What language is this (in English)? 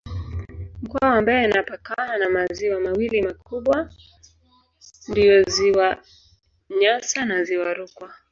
Swahili